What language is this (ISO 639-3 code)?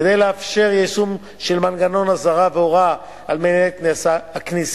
heb